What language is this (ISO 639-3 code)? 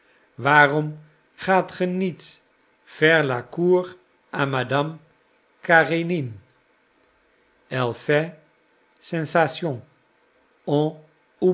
nld